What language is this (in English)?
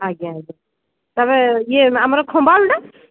Odia